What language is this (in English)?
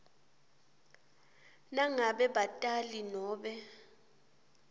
Swati